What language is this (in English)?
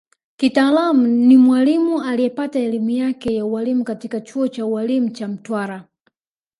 Swahili